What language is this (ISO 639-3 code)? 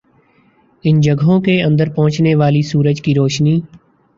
urd